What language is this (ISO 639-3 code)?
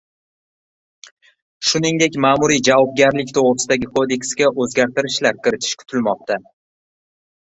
uzb